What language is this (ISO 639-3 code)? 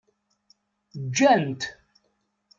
kab